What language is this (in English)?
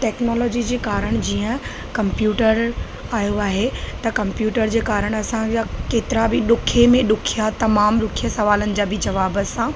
Sindhi